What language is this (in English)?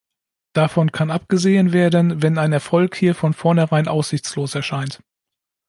German